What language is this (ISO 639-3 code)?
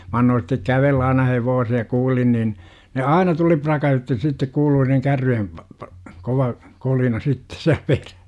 fin